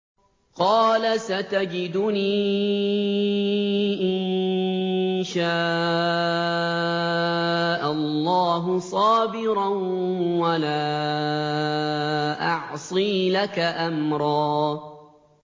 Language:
Arabic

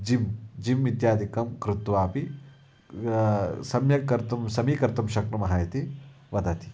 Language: Sanskrit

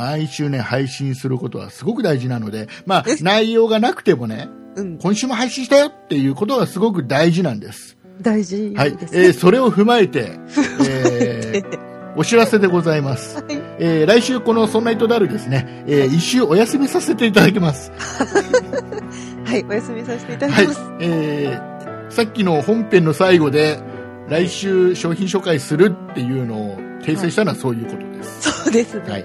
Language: Japanese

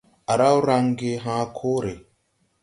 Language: Tupuri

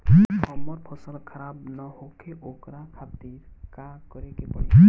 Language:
Bhojpuri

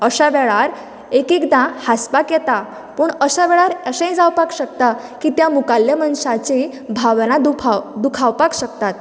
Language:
Konkani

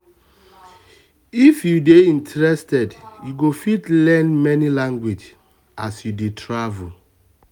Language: Nigerian Pidgin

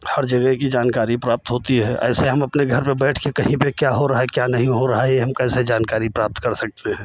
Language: Hindi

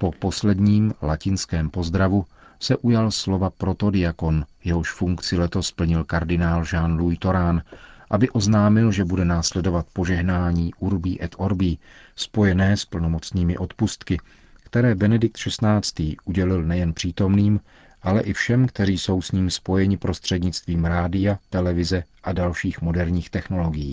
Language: Czech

